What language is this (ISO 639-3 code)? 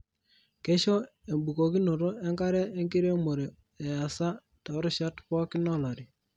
mas